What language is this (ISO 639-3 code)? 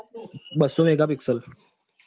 guj